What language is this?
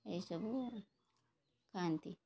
Odia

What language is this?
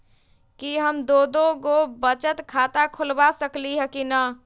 Magahi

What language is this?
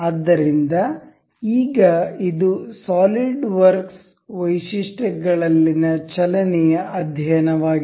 Kannada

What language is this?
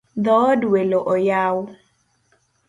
Luo (Kenya and Tanzania)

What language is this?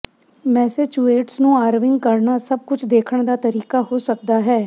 Punjabi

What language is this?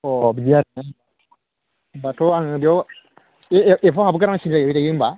Bodo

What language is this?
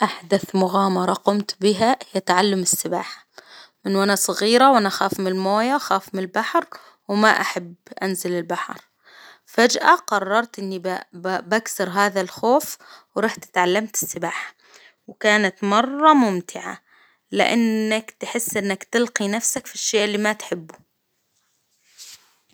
Hijazi Arabic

